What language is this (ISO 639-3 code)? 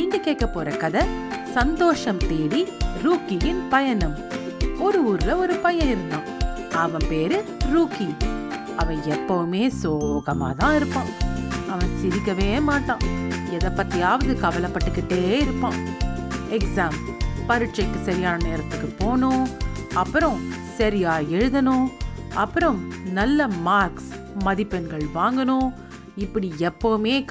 tam